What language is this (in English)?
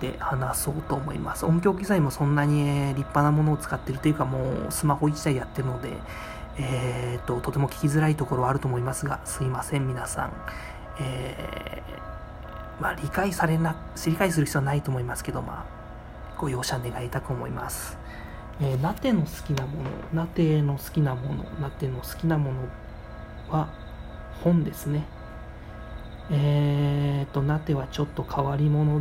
Japanese